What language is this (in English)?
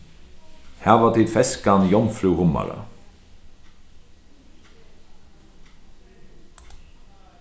Faroese